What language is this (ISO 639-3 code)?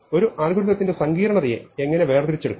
mal